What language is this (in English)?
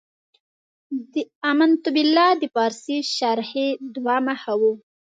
Pashto